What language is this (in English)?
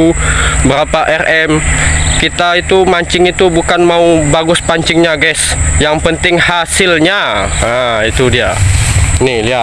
Indonesian